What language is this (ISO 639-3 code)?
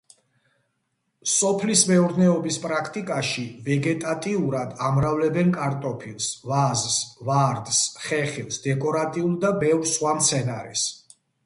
kat